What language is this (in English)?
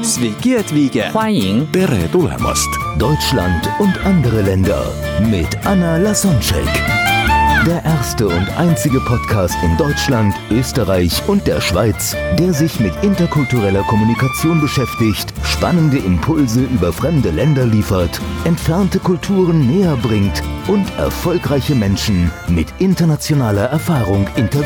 German